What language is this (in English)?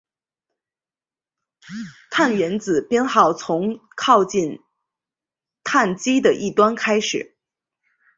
Chinese